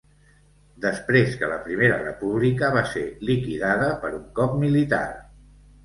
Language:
Catalan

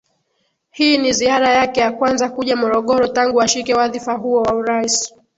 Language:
Swahili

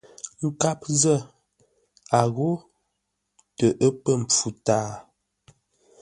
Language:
Ngombale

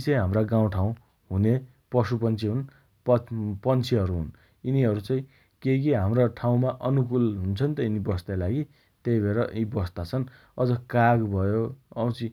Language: Dotyali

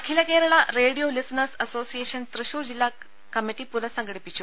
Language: Malayalam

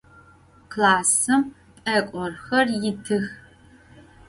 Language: Adyghe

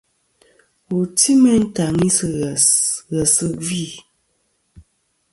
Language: Kom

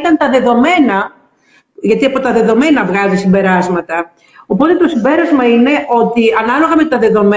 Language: Greek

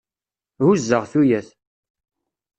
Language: Kabyle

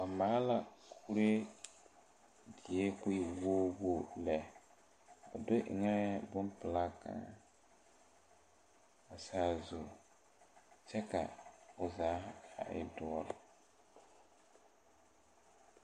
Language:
Southern Dagaare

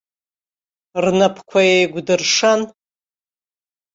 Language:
Abkhazian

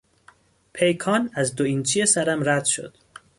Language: Persian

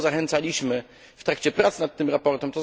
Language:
Polish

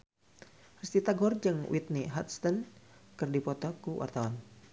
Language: Sundanese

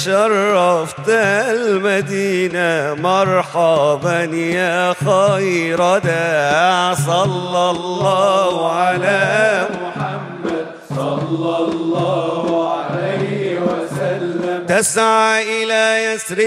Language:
Arabic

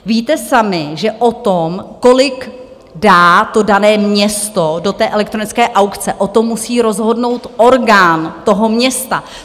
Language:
Czech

